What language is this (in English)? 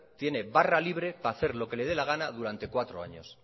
Spanish